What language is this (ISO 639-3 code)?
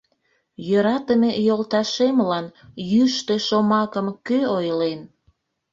chm